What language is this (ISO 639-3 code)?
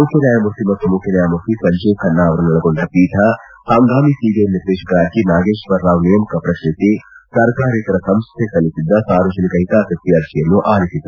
kan